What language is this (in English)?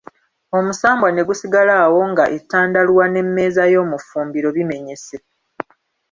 Ganda